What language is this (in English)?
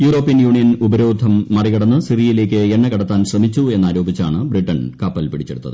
Malayalam